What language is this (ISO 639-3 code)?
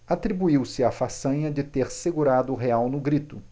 por